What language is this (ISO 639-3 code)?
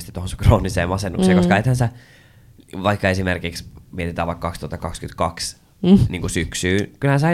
fin